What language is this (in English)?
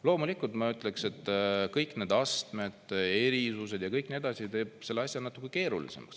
Estonian